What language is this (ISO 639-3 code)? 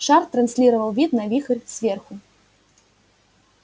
rus